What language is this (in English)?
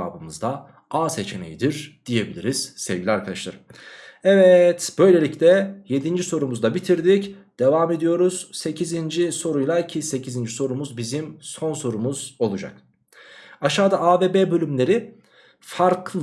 Turkish